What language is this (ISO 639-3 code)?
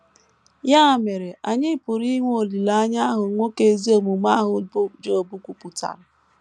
ibo